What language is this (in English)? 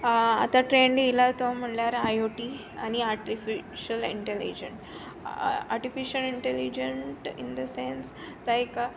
Konkani